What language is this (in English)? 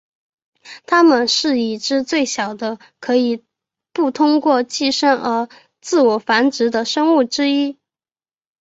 Chinese